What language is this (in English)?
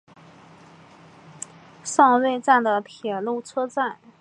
Chinese